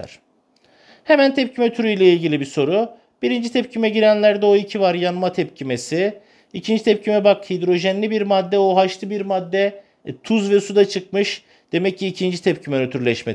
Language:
Turkish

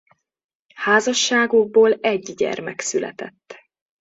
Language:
Hungarian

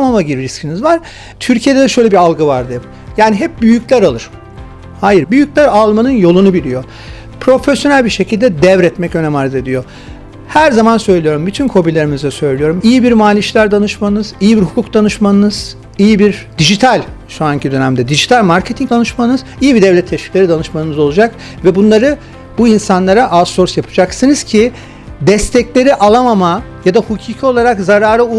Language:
Turkish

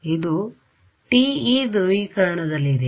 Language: Kannada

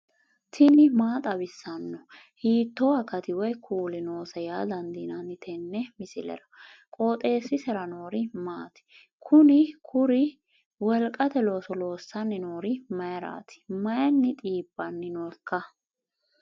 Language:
Sidamo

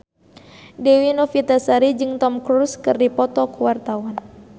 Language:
Sundanese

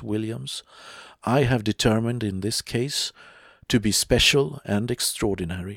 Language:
Swedish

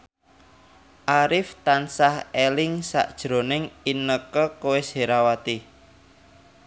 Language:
Javanese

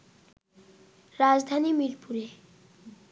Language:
Bangla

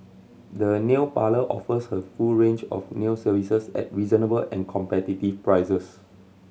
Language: English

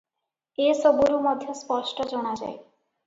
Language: Odia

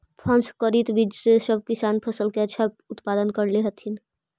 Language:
Magahi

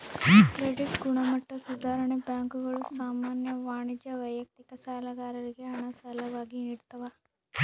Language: Kannada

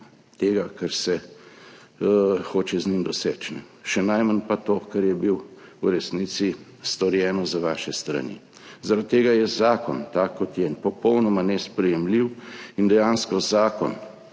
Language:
Slovenian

